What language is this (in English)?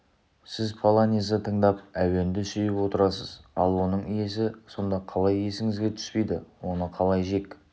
Kazakh